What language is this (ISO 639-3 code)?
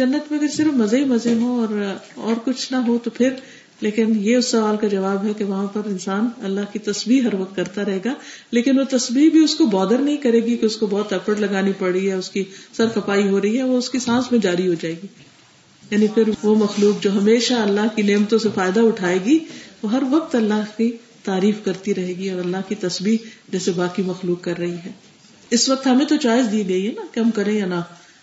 urd